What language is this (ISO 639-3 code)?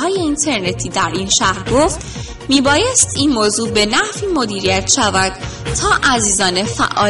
fas